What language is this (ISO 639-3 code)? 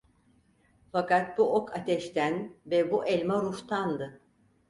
tur